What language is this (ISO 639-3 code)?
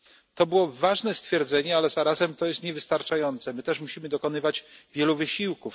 pol